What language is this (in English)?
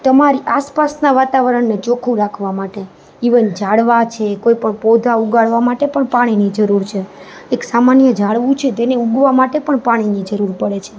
Gujarati